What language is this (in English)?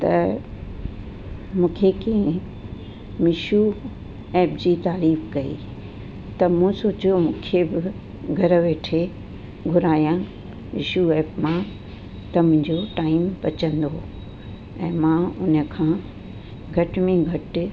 Sindhi